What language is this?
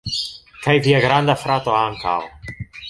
Esperanto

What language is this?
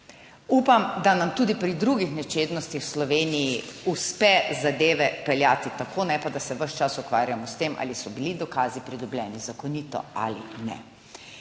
Slovenian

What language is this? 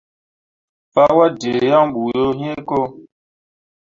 Mundang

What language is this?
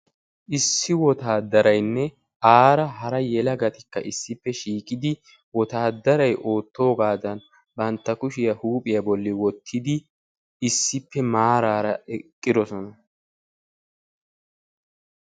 Wolaytta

